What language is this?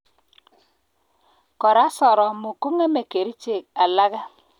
Kalenjin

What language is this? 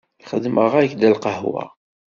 Kabyle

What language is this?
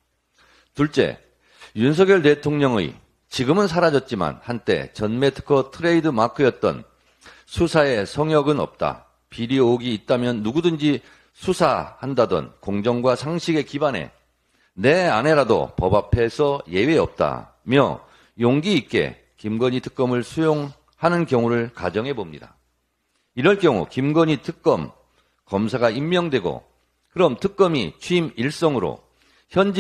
Korean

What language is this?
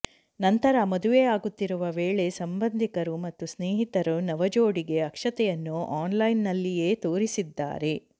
Kannada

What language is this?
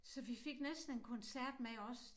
Danish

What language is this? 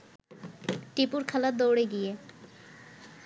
Bangla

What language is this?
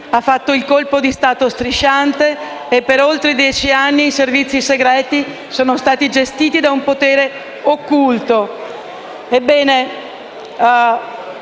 Italian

